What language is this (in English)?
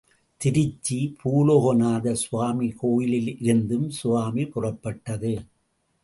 Tamil